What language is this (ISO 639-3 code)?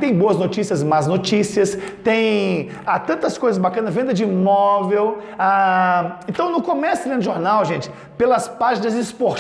por